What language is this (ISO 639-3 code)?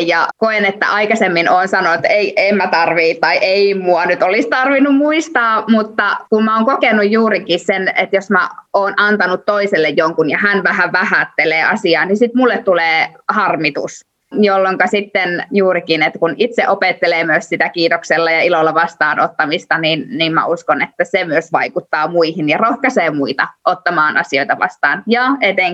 fin